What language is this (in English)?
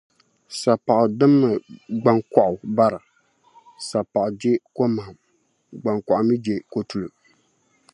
Dagbani